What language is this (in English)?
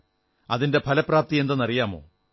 Malayalam